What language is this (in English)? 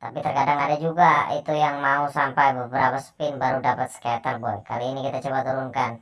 Indonesian